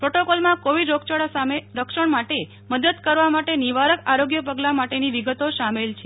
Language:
Gujarati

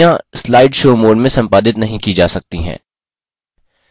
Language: Hindi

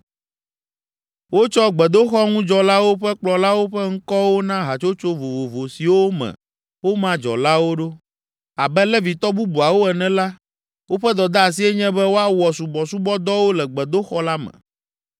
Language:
Ewe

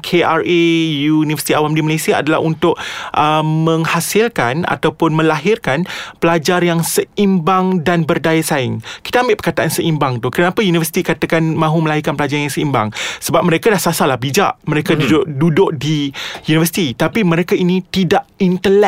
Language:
Malay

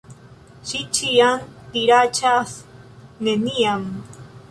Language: Esperanto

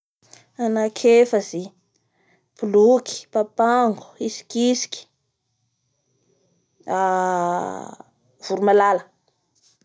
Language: Bara Malagasy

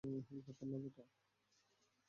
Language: Bangla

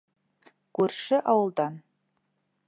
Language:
Bashkir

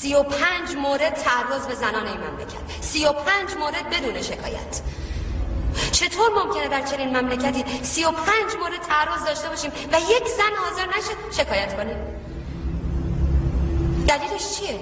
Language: Persian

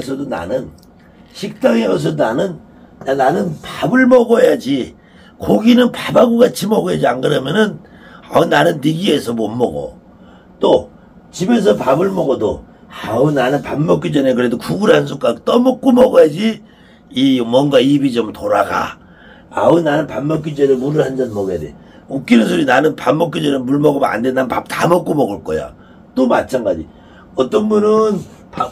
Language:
Korean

